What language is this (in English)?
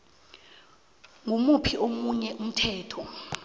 South Ndebele